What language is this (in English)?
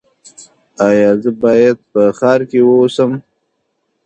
Pashto